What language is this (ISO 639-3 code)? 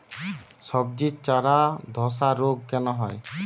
ben